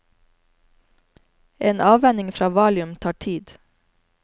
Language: Norwegian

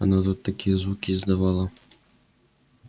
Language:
Russian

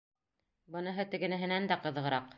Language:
Bashkir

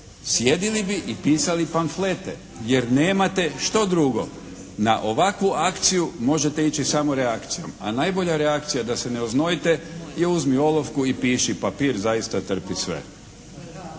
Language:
Croatian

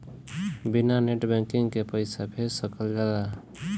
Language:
Bhojpuri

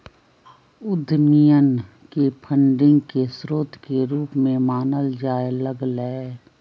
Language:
Magahi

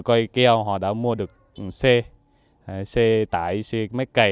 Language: Vietnamese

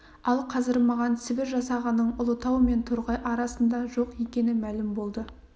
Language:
Kazakh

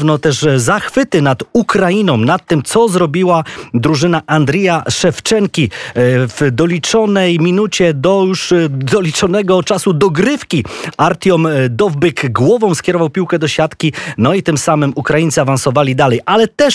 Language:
Polish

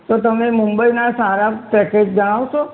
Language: Gujarati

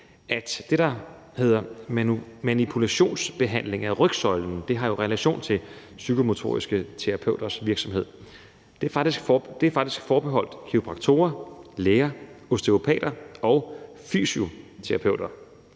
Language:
Danish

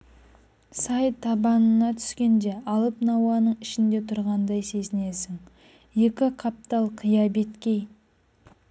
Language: Kazakh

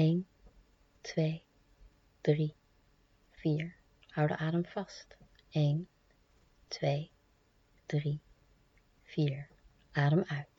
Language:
Dutch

